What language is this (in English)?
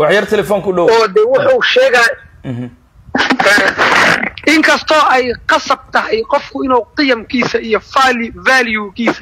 Arabic